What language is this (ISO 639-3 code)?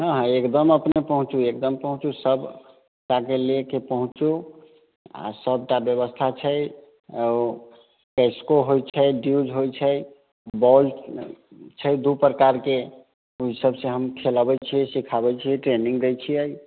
mai